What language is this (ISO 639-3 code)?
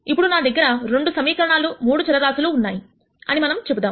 tel